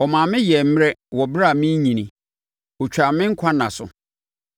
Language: Akan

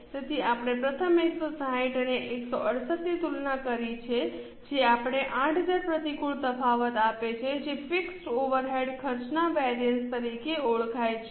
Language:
Gujarati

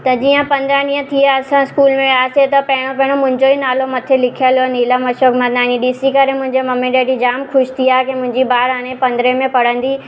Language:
Sindhi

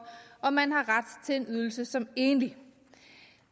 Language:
Danish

